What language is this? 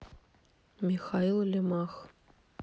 Russian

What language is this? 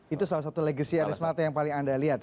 Indonesian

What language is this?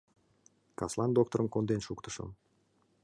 Mari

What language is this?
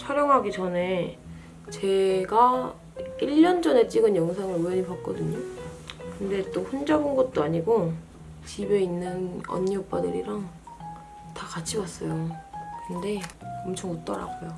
Korean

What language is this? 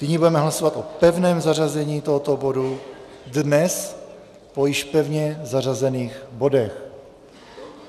Czech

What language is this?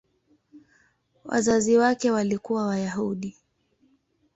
Swahili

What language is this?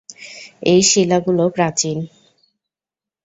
Bangla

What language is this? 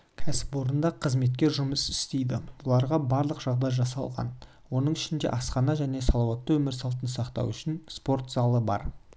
Kazakh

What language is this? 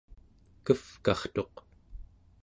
Central Yupik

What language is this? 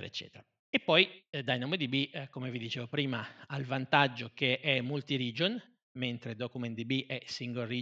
Italian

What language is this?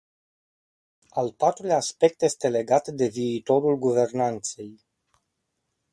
Romanian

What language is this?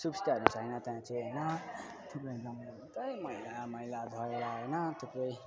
Nepali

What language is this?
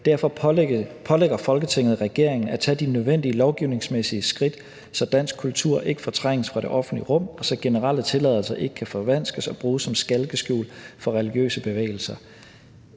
Danish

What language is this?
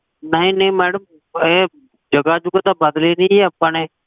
Punjabi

